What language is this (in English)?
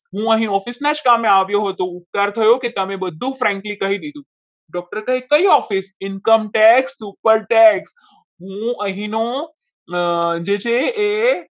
Gujarati